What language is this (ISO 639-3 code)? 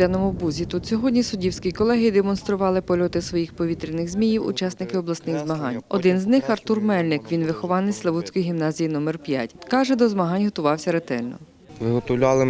ukr